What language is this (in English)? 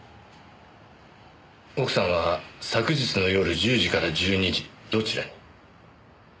Japanese